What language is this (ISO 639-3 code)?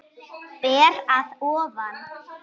isl